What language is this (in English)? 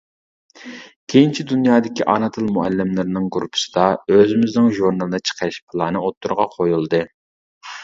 Uyghur